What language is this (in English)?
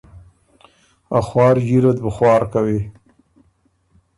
Ormuri